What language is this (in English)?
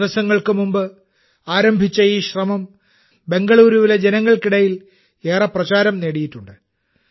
Malayalam